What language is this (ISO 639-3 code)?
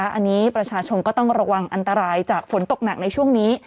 tha